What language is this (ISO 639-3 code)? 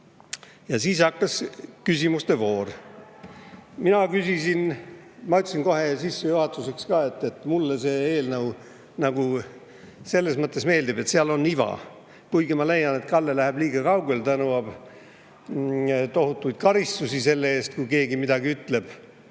est